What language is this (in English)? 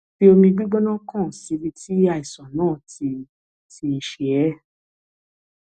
Yoruba